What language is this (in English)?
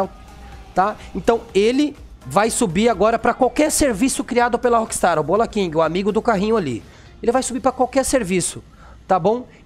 Portuguese